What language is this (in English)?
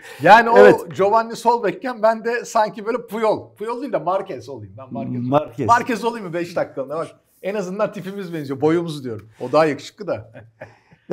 Turkish